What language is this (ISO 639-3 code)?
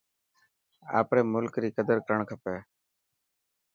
mki